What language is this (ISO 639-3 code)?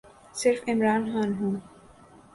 urd